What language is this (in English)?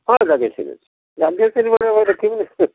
Odia